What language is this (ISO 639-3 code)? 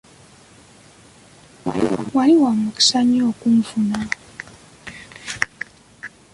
lug